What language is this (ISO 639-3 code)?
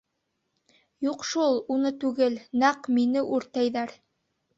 bak